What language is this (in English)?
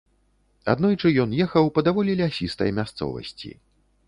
Belarusian